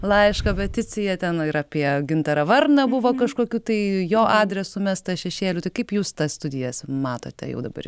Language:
Lithuanian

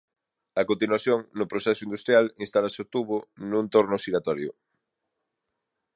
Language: Galician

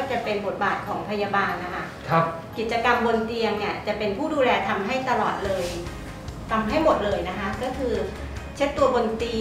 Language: Thai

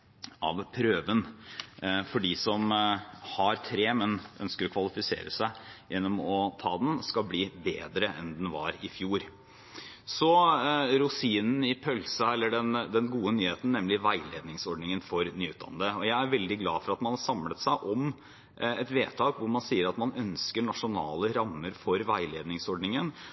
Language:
Norwegian Bokmål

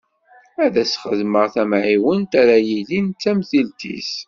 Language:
Kabyle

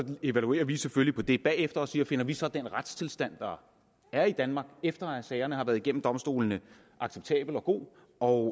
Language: Danish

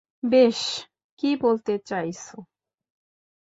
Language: Bangla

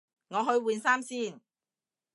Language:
Cantonese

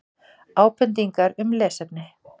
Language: Icelandic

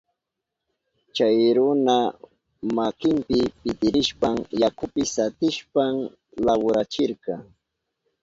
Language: Southern Pastaza Quechua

